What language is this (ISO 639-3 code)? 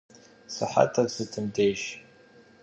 kbd